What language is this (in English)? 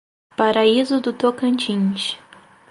Portuguese